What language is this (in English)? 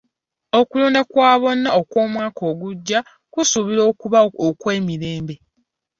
Ganda